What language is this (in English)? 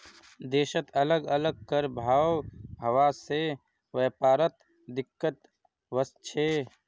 Magahi